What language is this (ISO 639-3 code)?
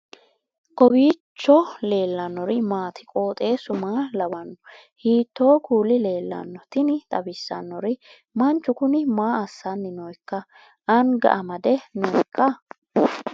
sid